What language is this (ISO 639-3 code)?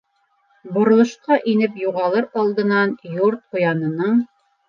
bak